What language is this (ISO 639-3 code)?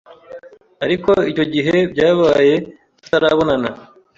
kin